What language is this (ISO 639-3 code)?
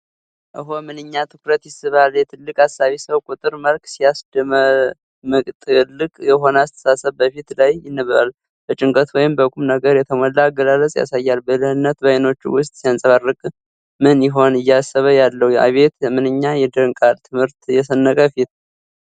amh